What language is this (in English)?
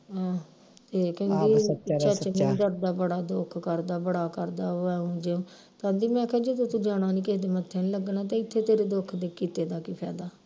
Punjabi